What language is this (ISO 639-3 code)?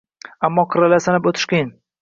uzb